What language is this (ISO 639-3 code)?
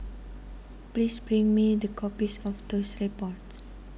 jav